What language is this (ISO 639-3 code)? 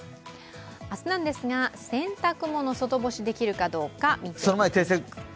jpn